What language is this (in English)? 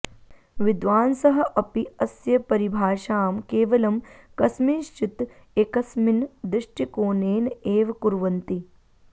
Sanskrit